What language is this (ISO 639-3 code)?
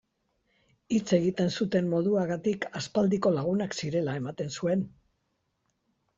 eus